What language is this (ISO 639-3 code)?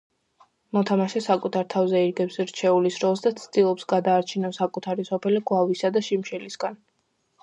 kat